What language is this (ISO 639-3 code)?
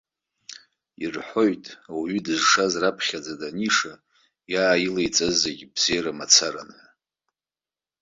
abk